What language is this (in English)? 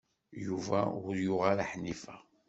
Kabyle